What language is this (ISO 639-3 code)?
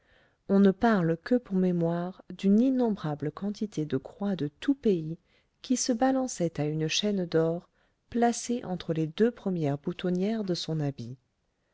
fra